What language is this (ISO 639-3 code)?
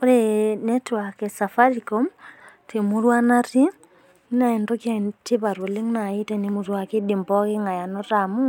mas